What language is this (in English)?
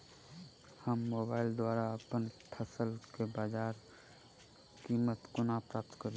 Maithili